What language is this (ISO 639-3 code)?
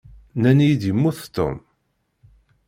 kab